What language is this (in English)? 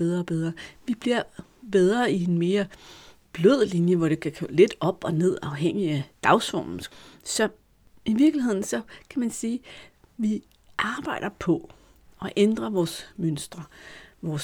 Danish